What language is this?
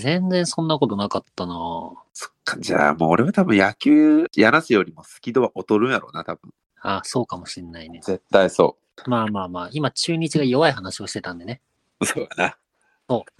Japanese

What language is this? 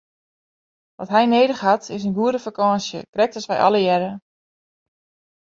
Western Frisian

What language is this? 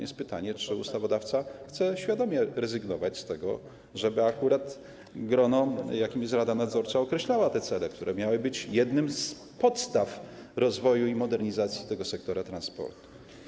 Polish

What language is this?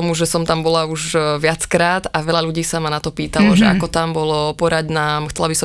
Slovak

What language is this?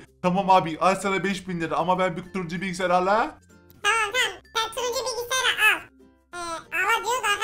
Turkish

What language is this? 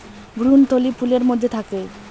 Bangla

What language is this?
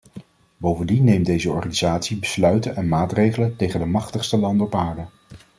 Dutch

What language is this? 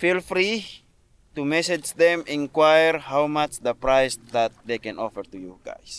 Filipino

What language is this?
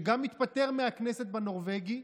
Hebrew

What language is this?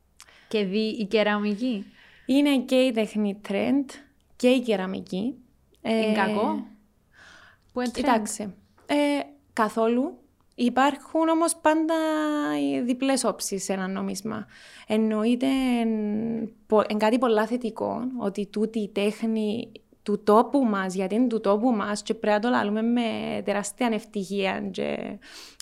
Greek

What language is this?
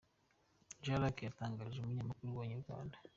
Kinyarwanda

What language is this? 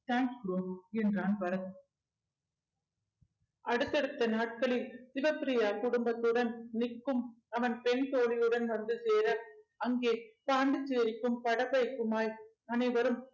Tamil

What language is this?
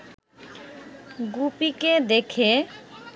Bangla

